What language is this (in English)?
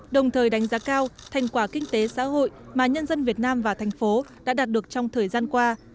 Vietnamese